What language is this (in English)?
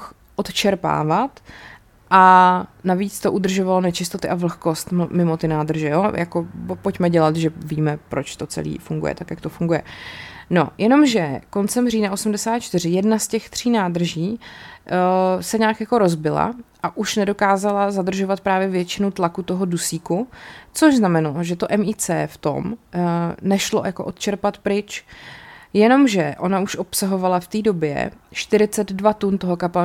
Czech